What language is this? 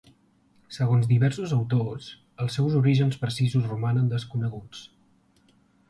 Catalan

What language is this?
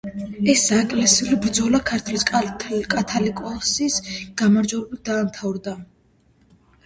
Georgian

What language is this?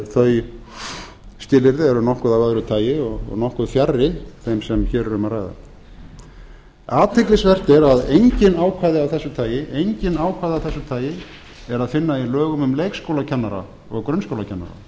Icelandic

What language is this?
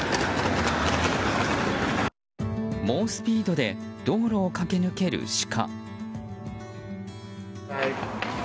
Japanese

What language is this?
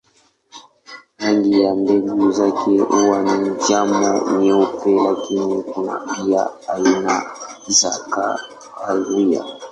Swahili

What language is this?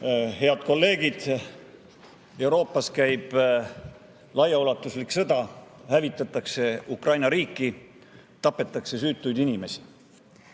Estonian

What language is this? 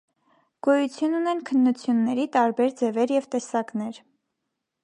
Armenian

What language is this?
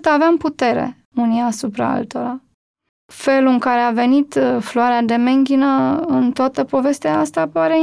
Romanian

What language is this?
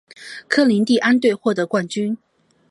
Chinese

